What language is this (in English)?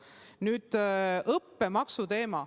Estonian